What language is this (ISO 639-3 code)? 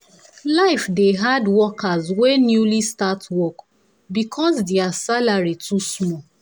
pcm